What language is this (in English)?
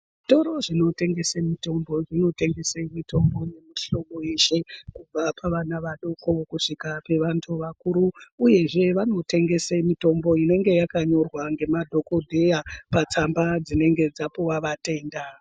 Ndau